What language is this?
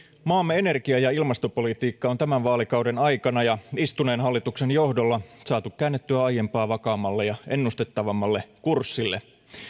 Finnish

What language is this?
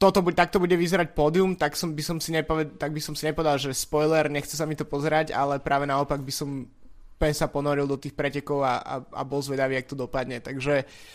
Slovak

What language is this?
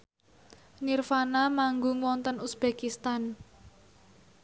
Javanese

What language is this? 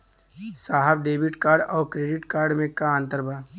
Bhojpuri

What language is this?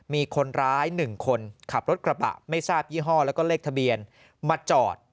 Thai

